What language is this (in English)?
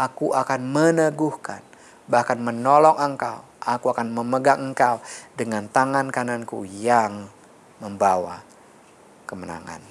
Indonesian